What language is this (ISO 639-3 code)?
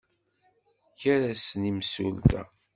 kab